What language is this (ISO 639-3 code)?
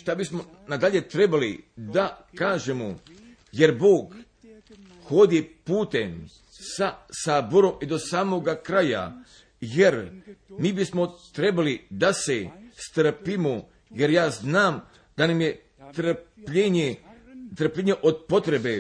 hrv